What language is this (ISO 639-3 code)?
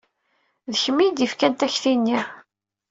kab